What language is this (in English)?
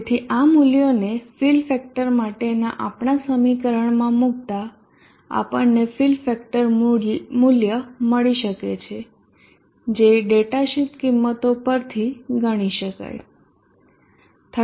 Gujarati